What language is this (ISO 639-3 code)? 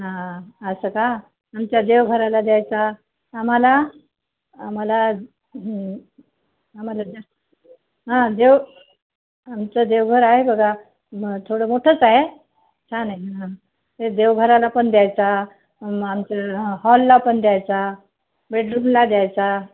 mar